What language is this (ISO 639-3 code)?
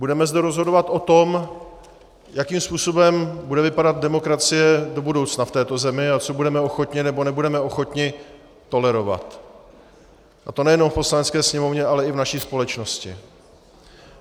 ces